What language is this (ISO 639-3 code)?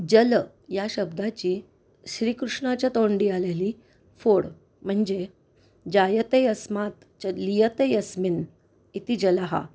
mar